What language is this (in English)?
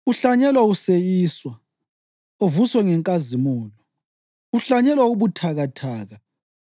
North Ndebele